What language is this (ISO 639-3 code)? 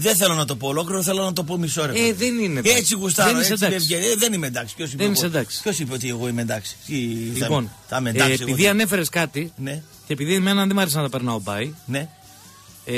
ell